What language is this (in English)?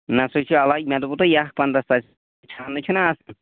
Kashmiri